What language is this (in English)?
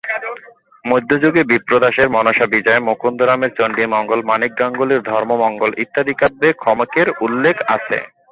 Bangla